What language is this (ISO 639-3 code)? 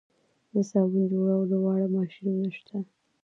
pus